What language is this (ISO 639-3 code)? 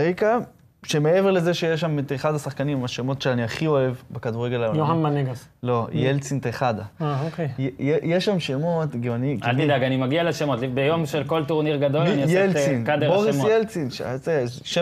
heb